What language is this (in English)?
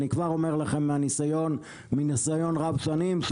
Hebrew